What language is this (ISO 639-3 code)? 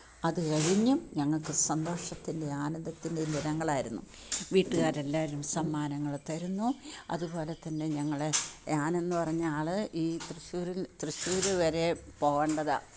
mal